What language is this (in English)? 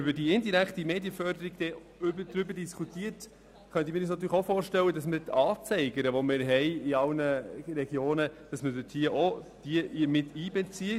Swiss German